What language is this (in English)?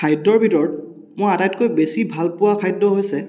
Assamese